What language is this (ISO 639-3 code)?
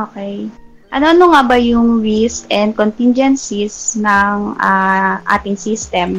fil